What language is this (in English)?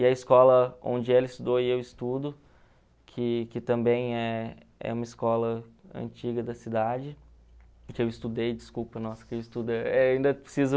Portuguese